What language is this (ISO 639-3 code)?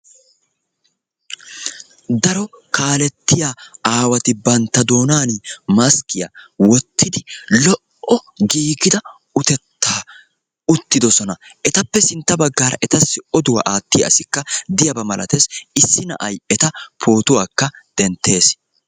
wal